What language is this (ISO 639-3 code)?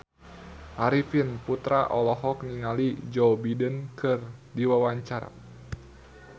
sun